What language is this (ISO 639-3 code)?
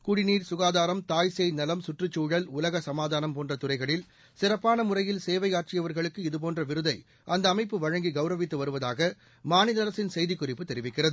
tam